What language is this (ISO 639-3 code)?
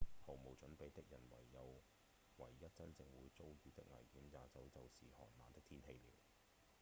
yue